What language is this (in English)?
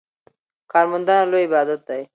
Pashto